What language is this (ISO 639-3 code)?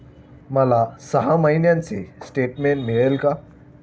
mar